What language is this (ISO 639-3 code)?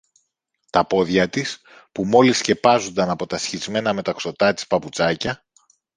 ell